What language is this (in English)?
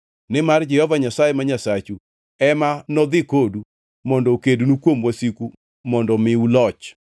Luo (Kenya and Tanzania)